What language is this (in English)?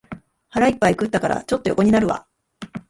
Japanese